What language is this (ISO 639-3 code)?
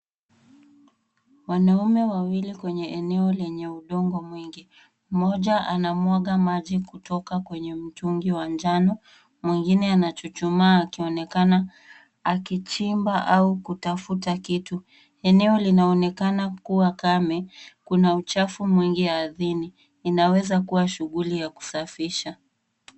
swa